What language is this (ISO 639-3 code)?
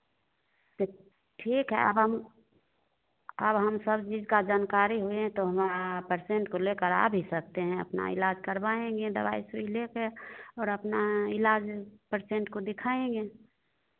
hin